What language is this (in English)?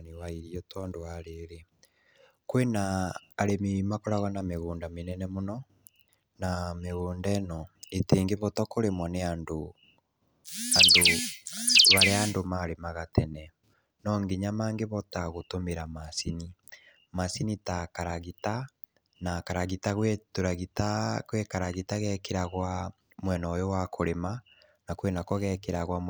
Kikuyu